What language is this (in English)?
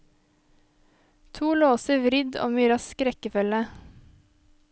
Norwegian